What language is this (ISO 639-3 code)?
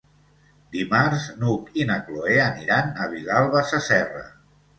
cat